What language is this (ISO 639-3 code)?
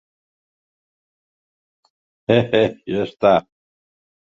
cat